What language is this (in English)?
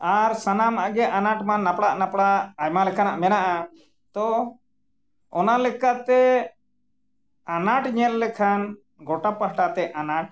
Santali